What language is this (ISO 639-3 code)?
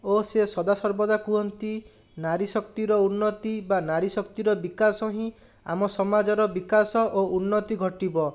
ori